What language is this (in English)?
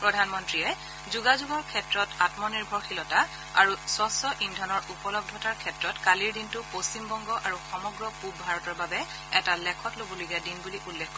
Assamese